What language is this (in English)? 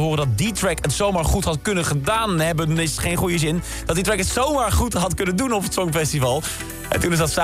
Dutch